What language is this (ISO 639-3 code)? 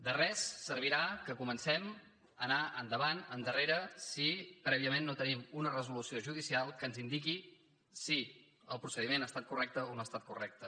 cat